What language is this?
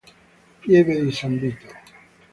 Italian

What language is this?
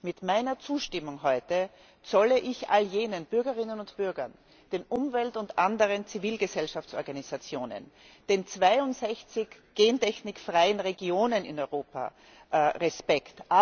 German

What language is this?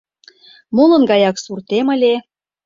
Mari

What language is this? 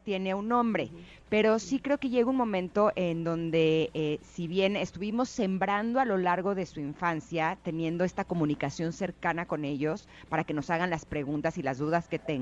Spanish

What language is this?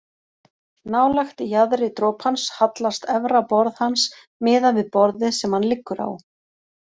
Icelandic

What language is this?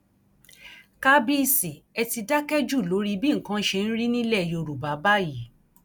Yoruba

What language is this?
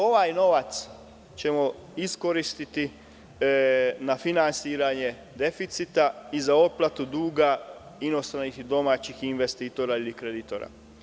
Serbian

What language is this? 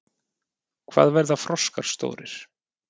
Icelandic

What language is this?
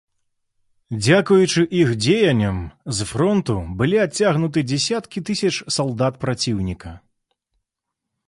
Belarusian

